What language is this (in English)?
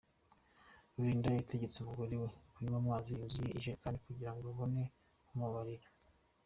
Kinyarwanda